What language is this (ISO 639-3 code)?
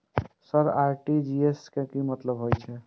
mai